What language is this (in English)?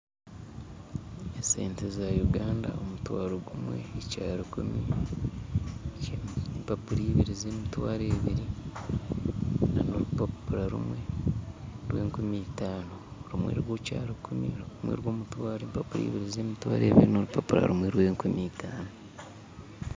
Nyankole